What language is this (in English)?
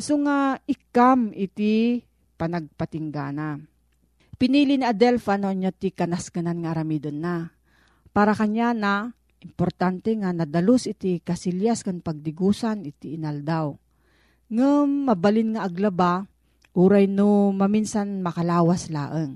Filipino